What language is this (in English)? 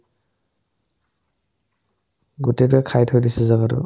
Assamese